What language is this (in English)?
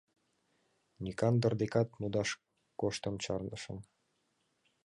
Mari